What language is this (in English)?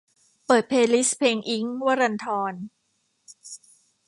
Thai